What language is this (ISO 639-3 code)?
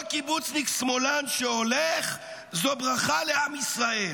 heb